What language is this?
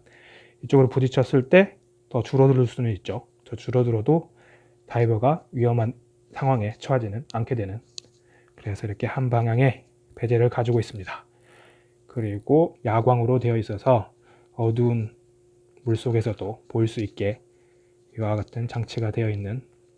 Korean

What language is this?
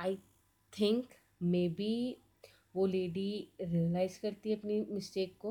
Hindi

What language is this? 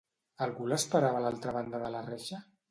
Catalan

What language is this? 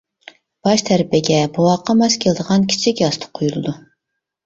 Uyghur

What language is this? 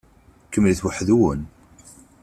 Kabyle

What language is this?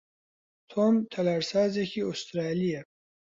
Central Kurdish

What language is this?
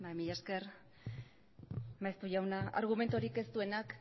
Basque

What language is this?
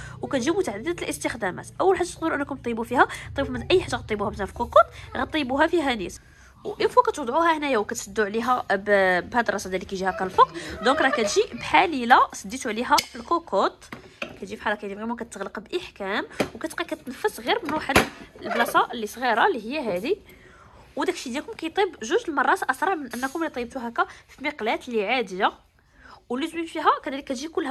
Arabic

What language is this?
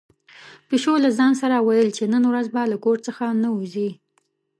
Pashto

